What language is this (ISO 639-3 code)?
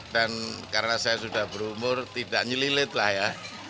ind